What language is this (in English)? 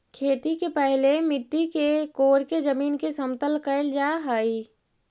Magahi